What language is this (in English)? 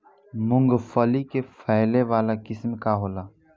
Bhojpuri